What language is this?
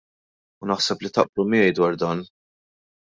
Maltese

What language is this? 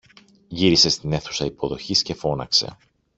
Greek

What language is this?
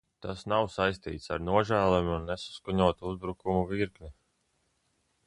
Latvian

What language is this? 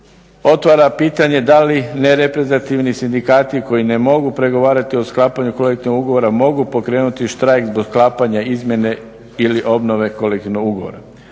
Croatian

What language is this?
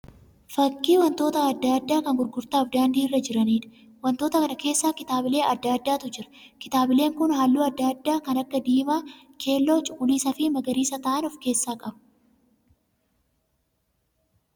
Oromo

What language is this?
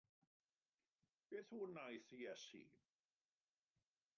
Welsh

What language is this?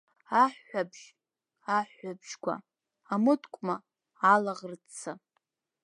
Abkhazian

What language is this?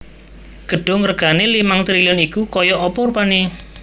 Javanese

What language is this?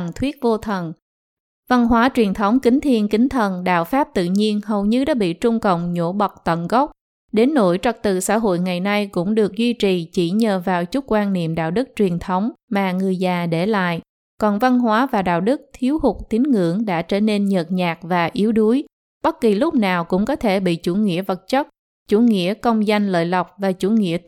Vietnamese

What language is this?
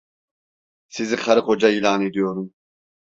Turkish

